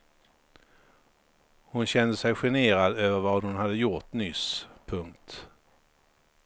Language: Swedish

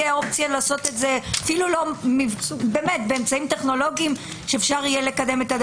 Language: Hebrew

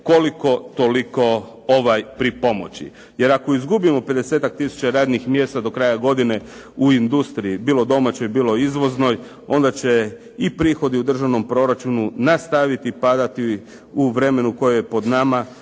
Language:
Croatian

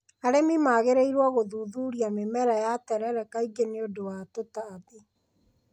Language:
Kikuyu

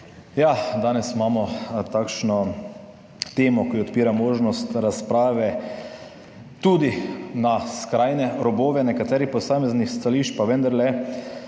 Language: Slovenian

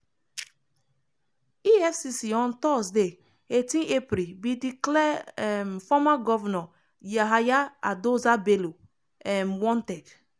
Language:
Nigerian Pidgin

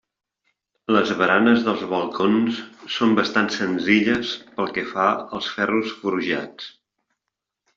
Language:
Catalan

